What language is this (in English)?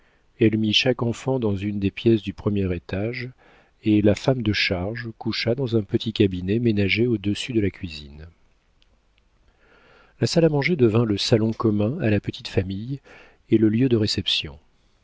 French